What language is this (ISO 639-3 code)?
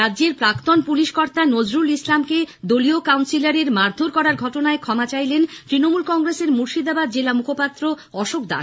ben